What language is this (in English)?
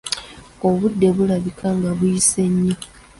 Ganda